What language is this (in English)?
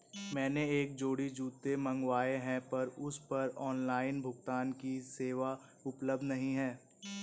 Hindi